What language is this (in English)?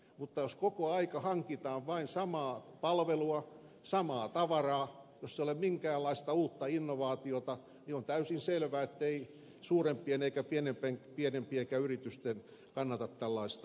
Finnish